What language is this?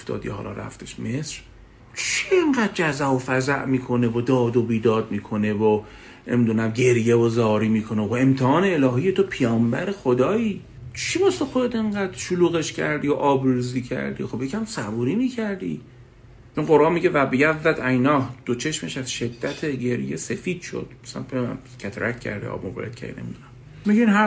Persian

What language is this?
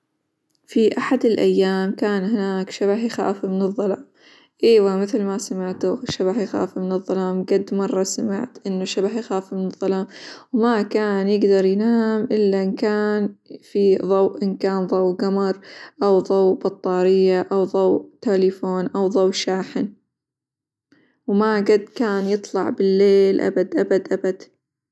Hijazi Arabic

